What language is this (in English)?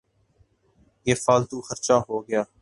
Urdu